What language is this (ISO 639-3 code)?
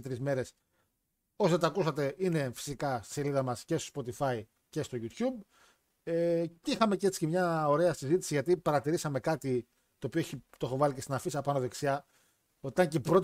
ell